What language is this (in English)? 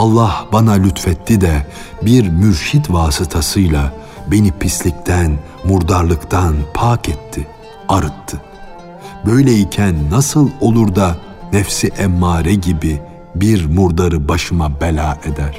Turkish